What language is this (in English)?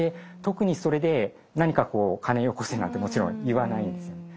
Japanese